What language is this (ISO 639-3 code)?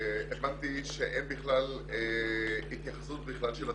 heb